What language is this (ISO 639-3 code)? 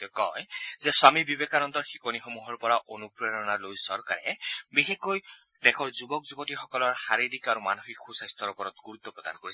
asm